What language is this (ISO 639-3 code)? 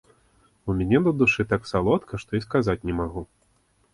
bel